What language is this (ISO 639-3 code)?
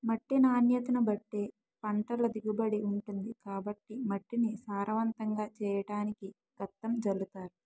tel